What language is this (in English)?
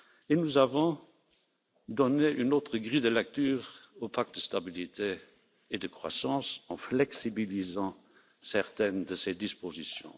French